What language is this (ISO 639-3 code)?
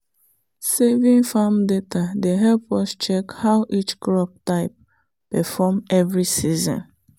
pcm